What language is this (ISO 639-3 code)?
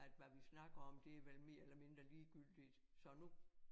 dan